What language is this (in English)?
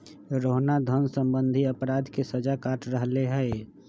Magahi